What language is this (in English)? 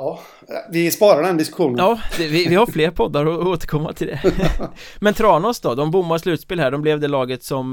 Swedish